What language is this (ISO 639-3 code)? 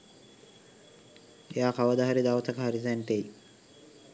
sin